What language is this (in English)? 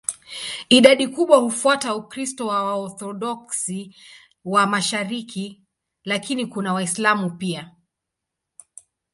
Swahili